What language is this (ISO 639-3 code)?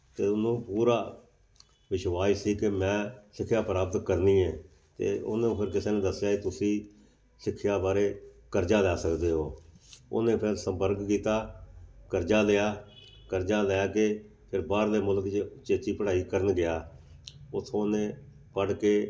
pan